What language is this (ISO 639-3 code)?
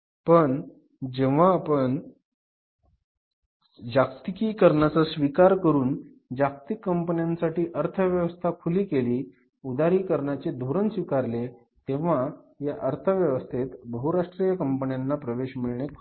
mar